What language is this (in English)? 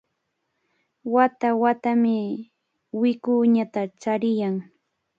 Cajatambo North Lima Quechua